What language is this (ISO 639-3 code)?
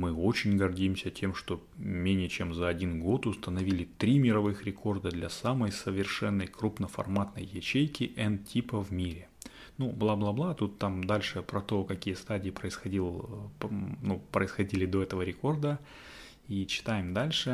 rus